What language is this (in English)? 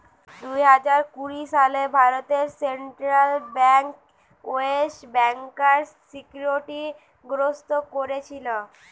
Bangla